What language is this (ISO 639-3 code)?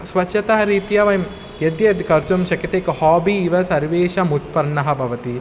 san